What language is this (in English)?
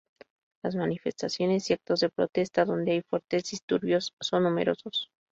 Spanish